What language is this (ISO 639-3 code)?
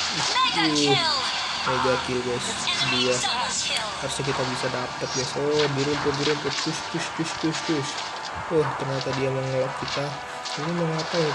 ind